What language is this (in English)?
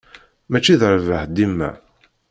Kabyle